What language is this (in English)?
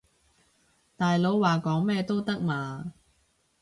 Cantonese